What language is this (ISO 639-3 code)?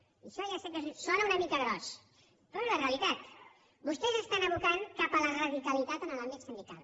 cat